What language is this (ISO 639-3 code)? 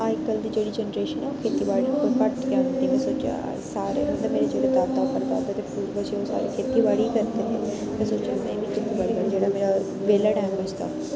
doi